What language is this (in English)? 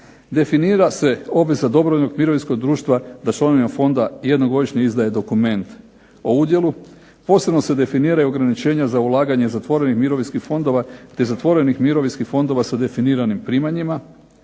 Croatian